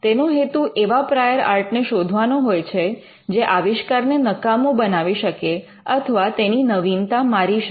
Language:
Gujarati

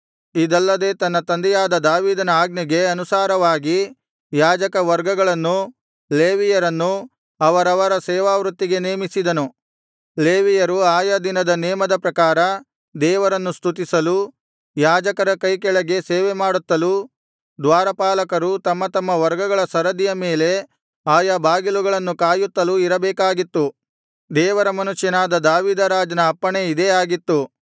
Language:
Kannada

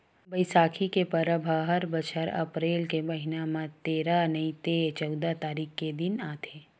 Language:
Chhattisgarhi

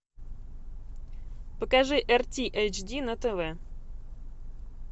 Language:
Russian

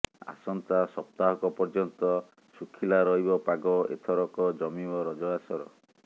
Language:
Odia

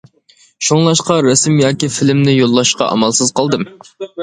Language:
Uyghur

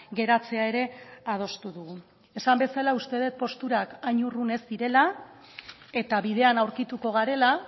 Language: Basque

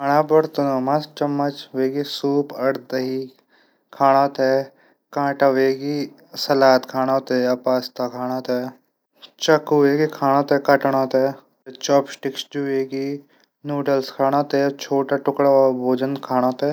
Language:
Garhwali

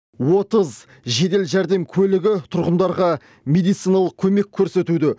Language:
Kazakh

